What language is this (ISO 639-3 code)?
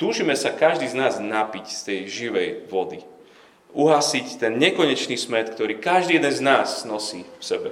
slk